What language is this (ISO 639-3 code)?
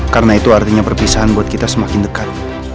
ind